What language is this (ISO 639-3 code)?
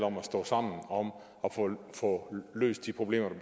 dan